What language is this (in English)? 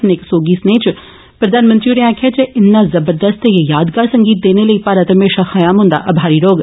Dogri